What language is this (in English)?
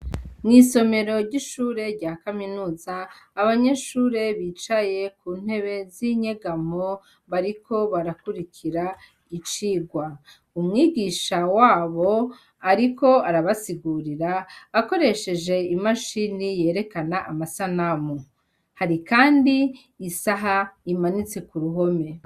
Rundi